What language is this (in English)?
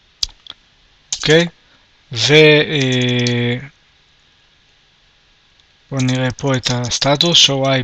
Hebrew